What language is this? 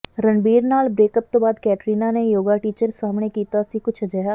Punjabi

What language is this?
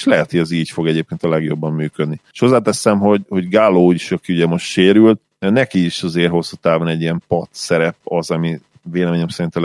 Hungarian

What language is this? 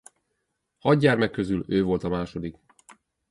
Hungarian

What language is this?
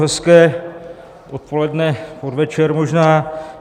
Czech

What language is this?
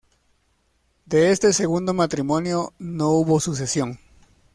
Spanish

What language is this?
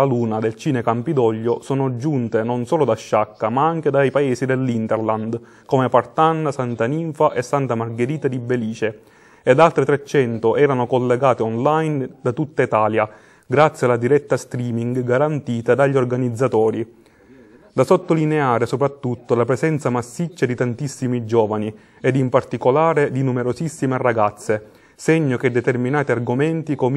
Italian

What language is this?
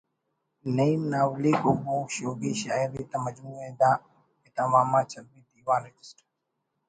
Brahui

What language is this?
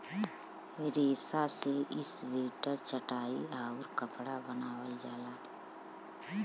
Bhojpuri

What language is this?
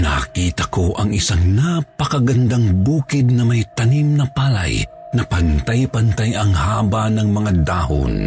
Filipino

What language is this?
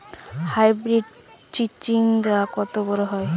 Bangla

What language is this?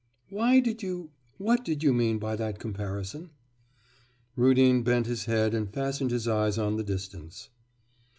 English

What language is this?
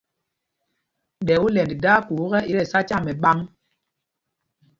Mpumpong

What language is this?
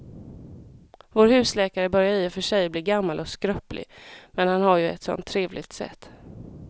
Swedish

